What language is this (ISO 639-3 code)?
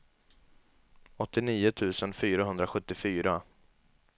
swe